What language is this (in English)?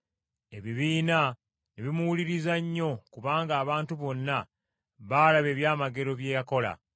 Ganda